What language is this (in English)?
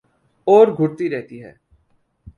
Urdu